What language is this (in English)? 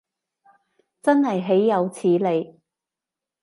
Cantonese